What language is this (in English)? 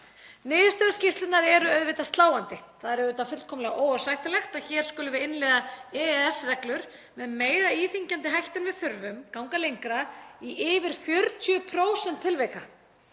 Icelandic